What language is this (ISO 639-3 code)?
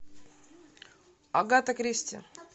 rus